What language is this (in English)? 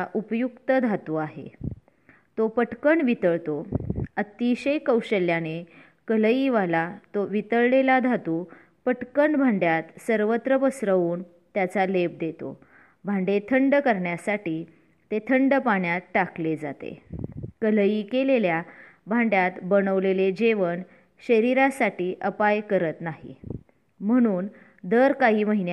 Marathi